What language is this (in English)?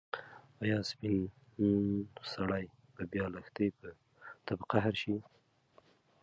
Pashto